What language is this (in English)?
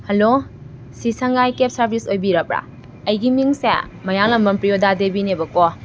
Manipuri